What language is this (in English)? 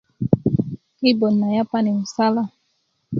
Kuku